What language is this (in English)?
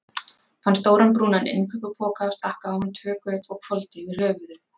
Icelandic